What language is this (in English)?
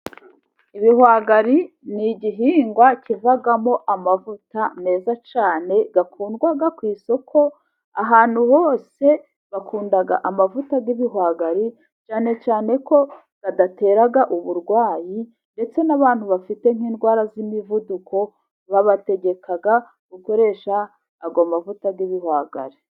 Kinyarwanda